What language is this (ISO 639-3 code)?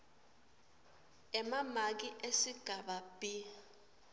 ssw